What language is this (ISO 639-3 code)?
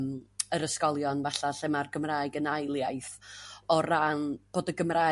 cym